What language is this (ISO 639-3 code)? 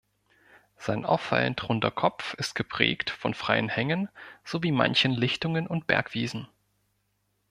deu